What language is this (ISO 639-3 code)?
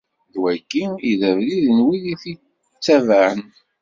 kab